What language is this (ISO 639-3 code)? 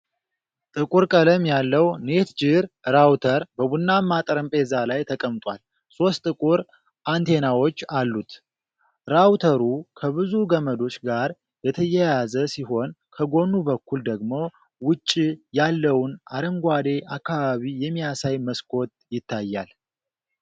amh